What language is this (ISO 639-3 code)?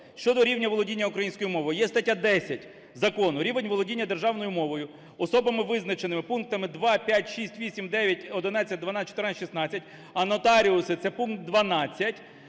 ukr